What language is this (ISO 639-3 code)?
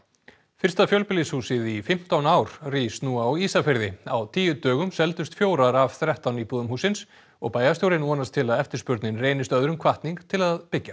isl